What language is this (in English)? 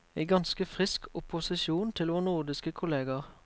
Norwegian